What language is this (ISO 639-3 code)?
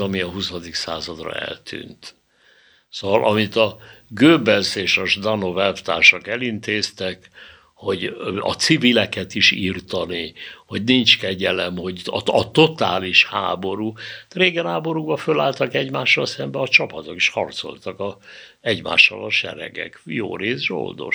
hun